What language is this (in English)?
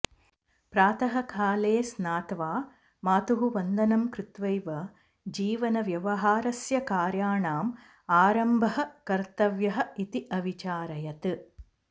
Sanskrit